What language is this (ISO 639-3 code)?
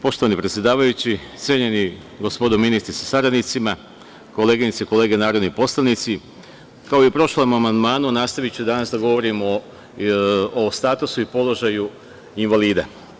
srp